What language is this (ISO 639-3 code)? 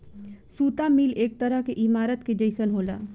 bho